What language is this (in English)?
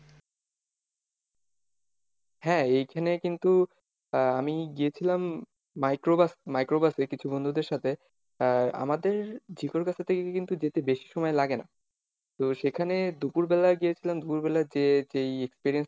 Bangla